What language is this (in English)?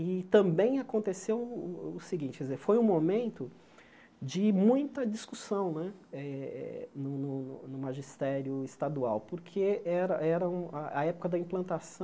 Portuguese